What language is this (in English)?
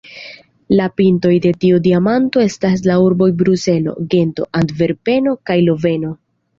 Esperanto